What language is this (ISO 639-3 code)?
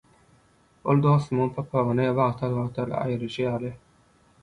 tuk